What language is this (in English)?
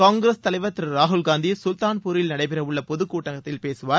Tamil